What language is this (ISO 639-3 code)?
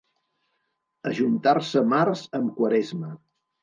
cat